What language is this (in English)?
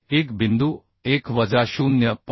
Marathi